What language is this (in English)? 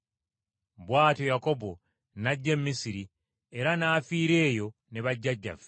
Ganda